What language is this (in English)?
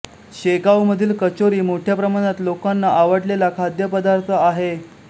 Marathi